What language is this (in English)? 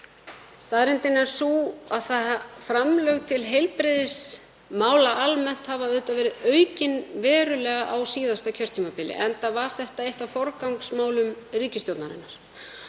Icelandic